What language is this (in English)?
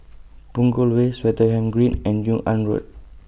English